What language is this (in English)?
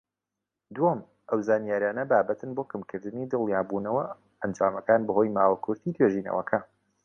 Central Kurdish